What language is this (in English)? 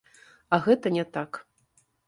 Belarusian